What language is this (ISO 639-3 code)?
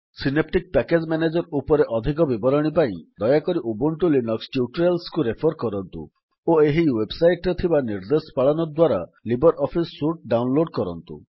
ori